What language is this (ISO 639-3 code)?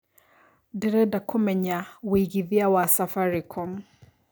kik